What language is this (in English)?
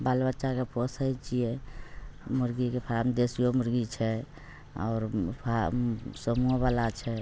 Maithili